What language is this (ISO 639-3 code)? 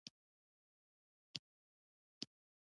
pus